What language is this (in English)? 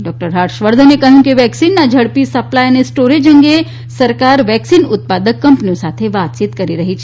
Gujarati